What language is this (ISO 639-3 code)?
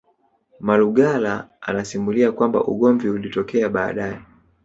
swa